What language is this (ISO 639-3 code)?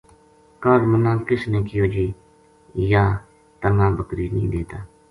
gju